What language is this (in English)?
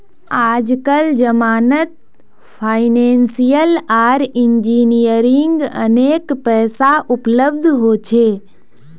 Magahi